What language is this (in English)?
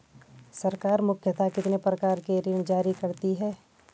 Hindi